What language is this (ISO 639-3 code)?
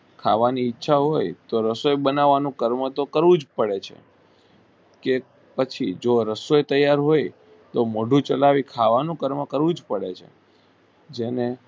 guj